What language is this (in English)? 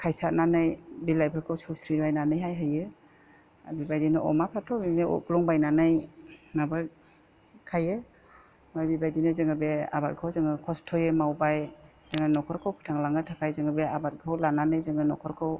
Bodo